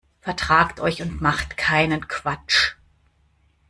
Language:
German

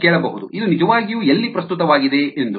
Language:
Kannada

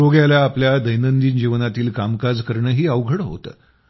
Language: Marathi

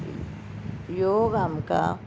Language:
Konkani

